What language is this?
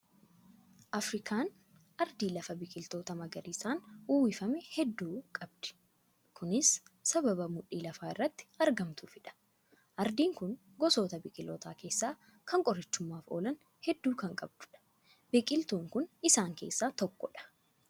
Oromo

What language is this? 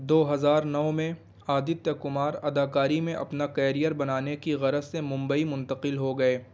Urdu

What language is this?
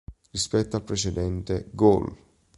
Italian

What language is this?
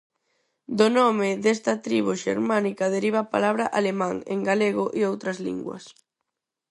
Galician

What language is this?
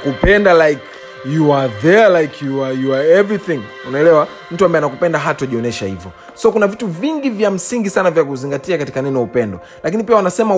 Swahili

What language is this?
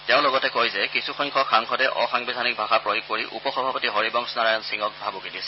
Assamese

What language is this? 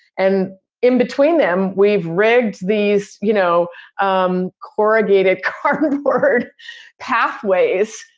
English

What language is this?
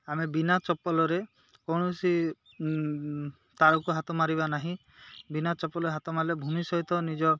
Odia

